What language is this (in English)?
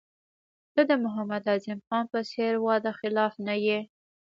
Pashto